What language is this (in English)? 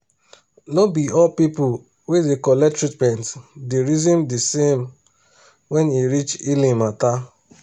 Nigerian Pidgin